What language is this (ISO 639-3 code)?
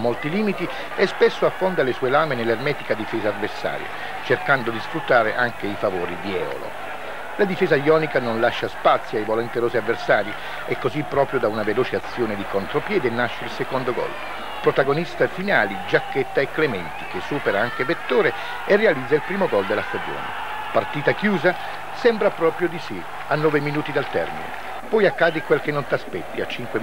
ita